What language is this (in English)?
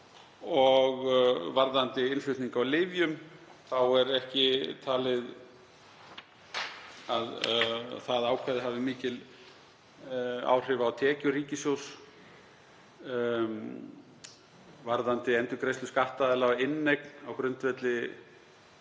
Icelandic